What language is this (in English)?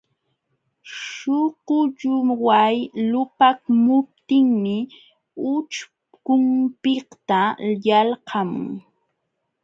Jauja Wanca Quechua